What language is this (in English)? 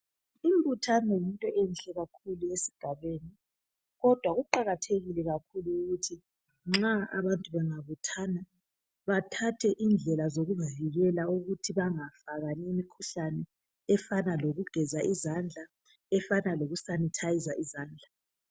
North Ndebele